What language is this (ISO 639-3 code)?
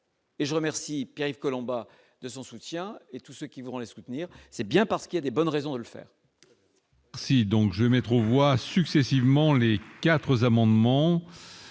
fra